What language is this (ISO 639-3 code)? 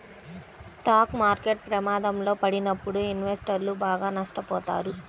tel